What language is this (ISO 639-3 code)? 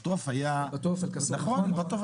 heb